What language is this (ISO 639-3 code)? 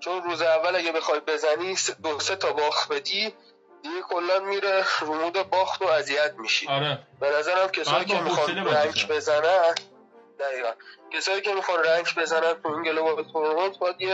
fas